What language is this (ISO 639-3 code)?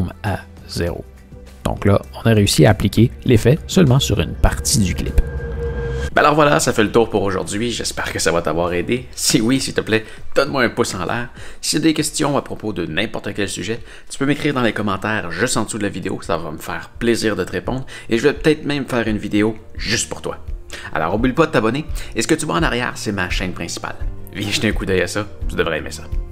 fra